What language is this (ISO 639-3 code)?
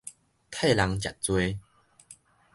nan